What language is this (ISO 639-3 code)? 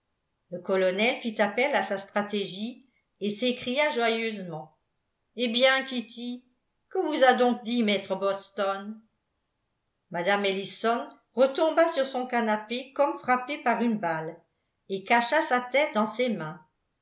fra